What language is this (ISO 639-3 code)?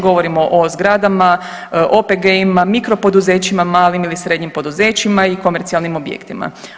hrv